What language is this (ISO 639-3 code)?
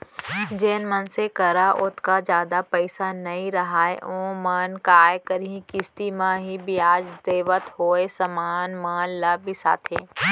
hne